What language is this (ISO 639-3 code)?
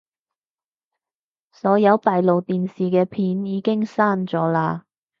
yue